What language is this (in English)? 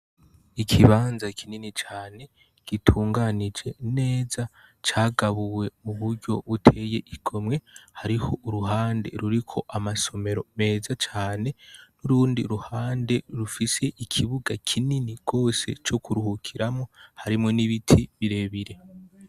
Rundi